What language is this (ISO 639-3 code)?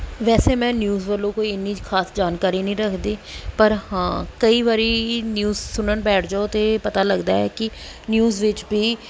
pan